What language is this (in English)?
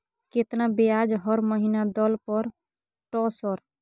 Maithili